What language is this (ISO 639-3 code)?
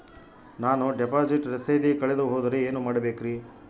kan